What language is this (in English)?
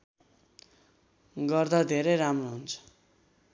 Nepali